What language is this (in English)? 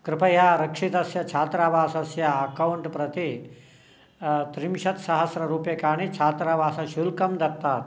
Sanskrit